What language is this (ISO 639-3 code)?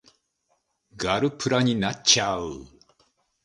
jpn